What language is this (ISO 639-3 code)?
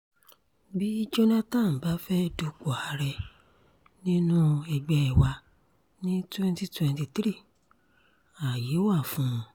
yor